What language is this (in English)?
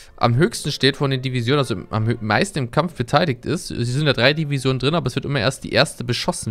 German